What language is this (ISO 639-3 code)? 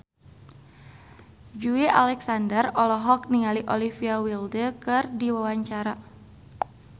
sun